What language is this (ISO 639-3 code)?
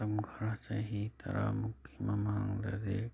mni